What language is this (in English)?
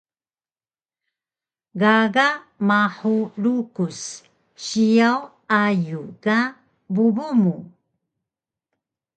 Taroko